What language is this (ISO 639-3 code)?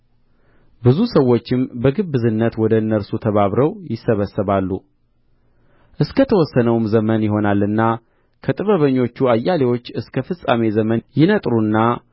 amh